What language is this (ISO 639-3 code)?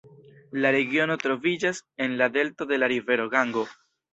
epo